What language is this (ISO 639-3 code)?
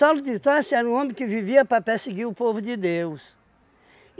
por